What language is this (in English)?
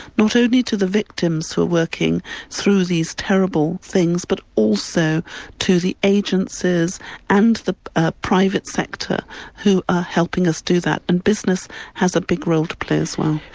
English